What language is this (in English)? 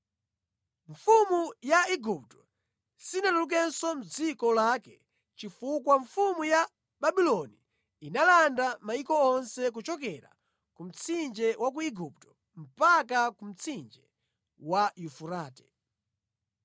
Nyanja